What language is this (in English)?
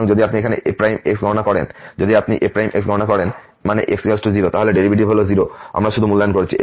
Bangla